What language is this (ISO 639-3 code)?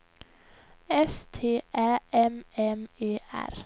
swe